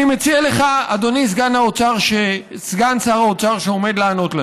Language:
Hebrew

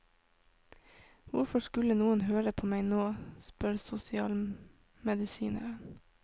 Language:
Norwegian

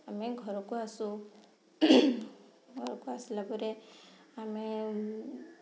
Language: Odia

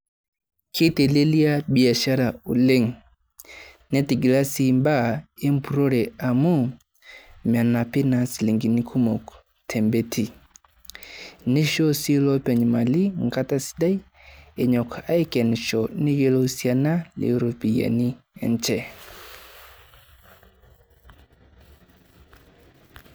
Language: Masai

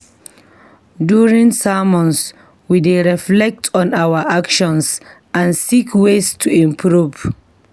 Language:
Nigerian Pidgin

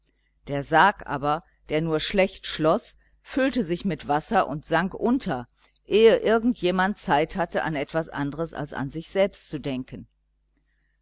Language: German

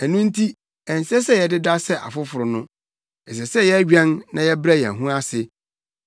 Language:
Akan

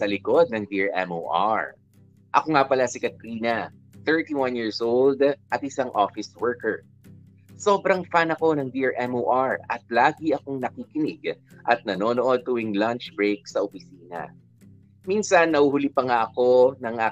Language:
Filipino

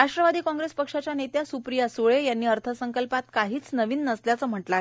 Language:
Marathi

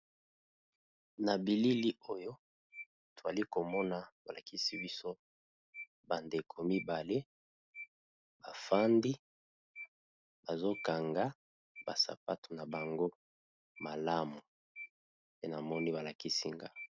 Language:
Lingala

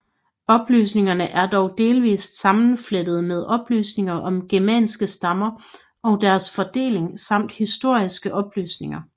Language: Danish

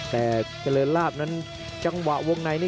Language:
Thai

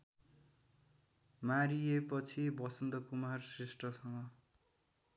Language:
Nepali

